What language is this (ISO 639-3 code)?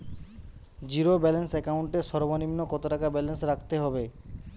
ben